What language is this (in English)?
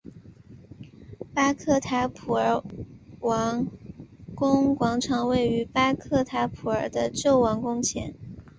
Chinese